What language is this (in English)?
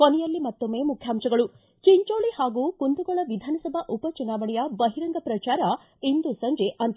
Kannada